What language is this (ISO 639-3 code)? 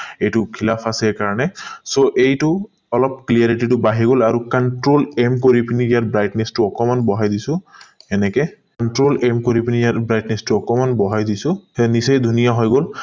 asm